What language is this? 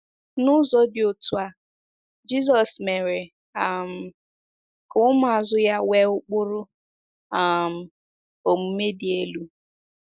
Igbo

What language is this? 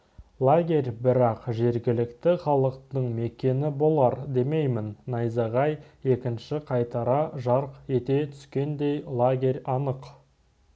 Kazakh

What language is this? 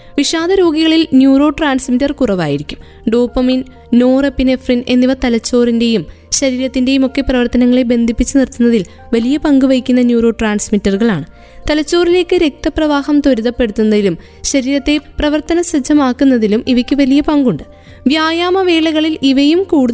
Malayalam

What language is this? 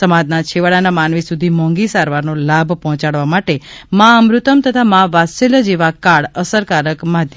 Gujarati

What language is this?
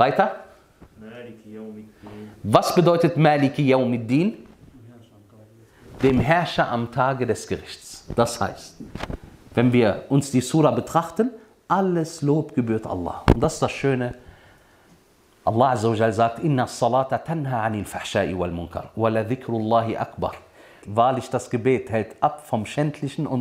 Arabic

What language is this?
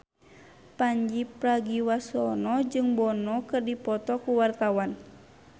Sundanese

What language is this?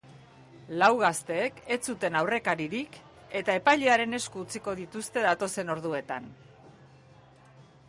Basque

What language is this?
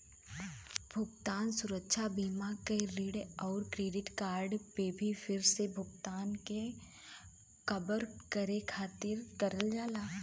Bhojpuri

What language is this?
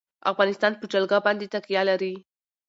Pashto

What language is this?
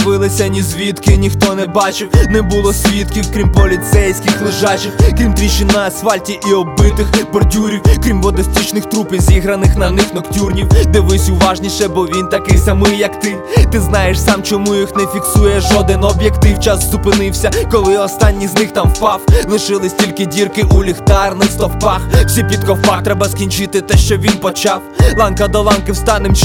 Ukrainian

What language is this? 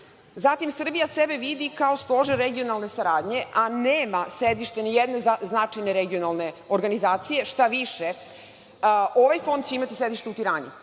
Serbian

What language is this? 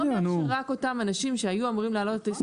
Hebrew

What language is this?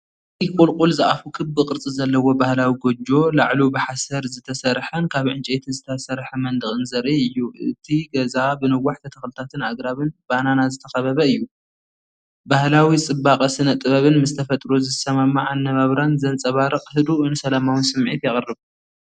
Tigrinya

